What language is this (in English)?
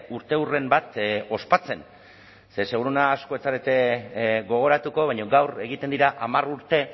Basque